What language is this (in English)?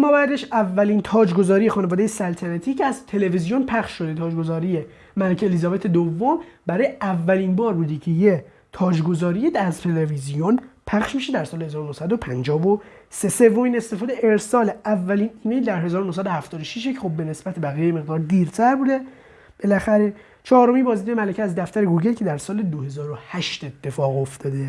Persian